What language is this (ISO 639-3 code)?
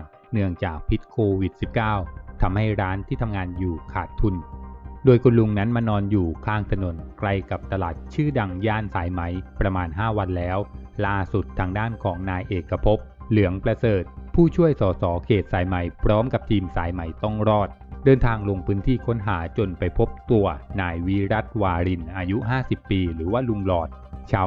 tha